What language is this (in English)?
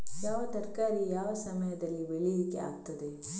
Kannada